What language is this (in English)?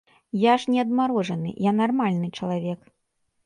Belarusian